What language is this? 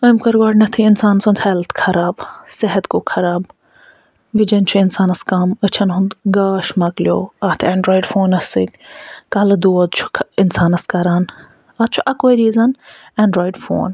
Kashmiri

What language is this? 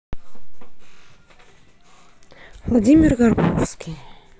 Russian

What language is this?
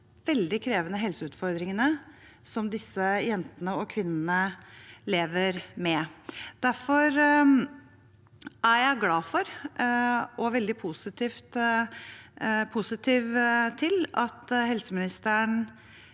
Norwegian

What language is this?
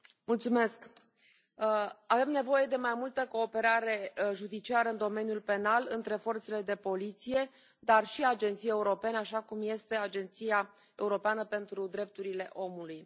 Romanian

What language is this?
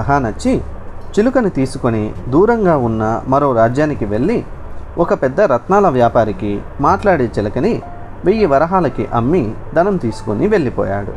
Telugu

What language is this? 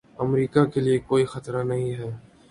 Urdu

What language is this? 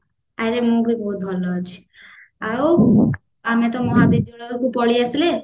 Odia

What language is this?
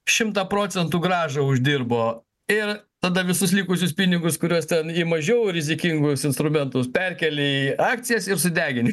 Lithuanian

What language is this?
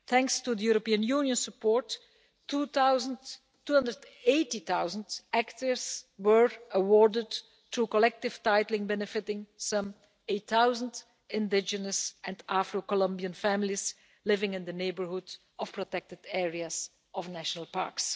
English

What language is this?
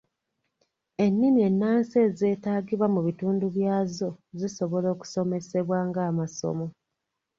Ganda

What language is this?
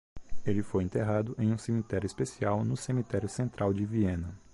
Portuguese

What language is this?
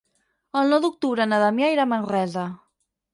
Catalan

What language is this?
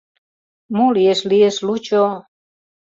Mari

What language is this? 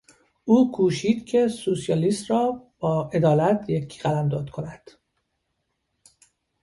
Persian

